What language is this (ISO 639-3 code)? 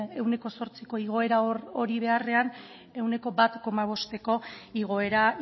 eus